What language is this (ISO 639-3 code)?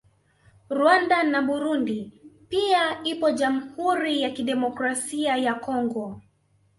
swa